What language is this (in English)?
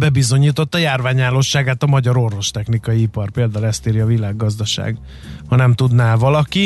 Hungarian